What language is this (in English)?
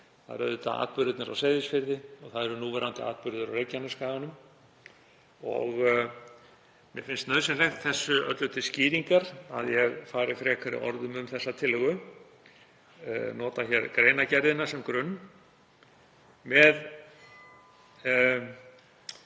Icelandic